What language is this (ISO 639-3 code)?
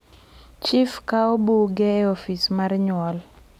luo